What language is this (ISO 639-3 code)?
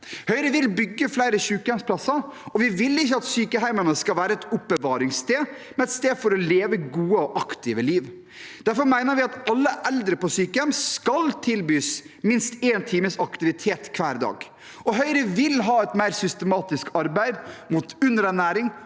nor